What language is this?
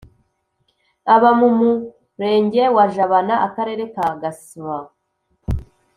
Kinyarwanda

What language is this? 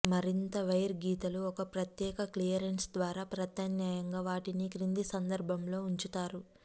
Telugu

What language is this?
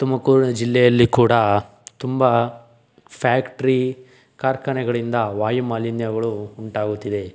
Kannada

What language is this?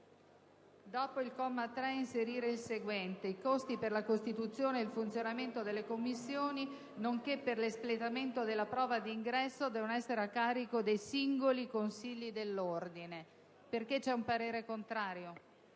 Italian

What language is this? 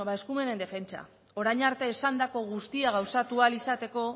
Basque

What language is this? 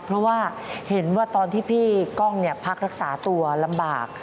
Thai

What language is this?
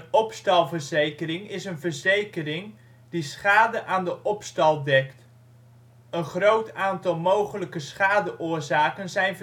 Dutch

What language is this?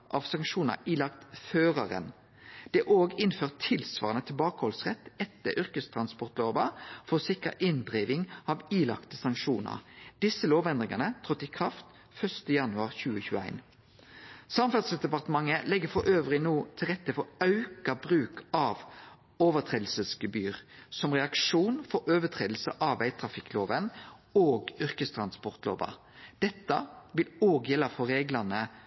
Norwegian Nynorsk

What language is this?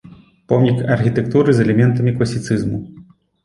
Belarusian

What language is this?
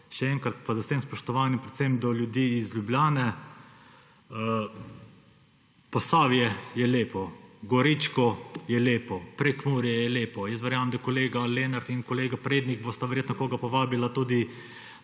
Slovenian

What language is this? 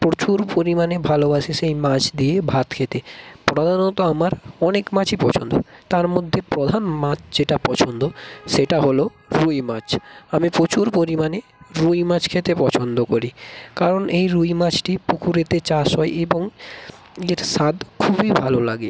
Bangla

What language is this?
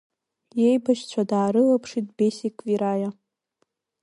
Abkhazian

